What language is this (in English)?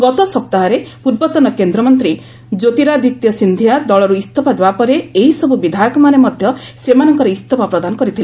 Odia